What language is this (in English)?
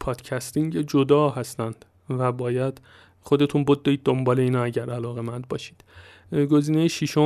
Persian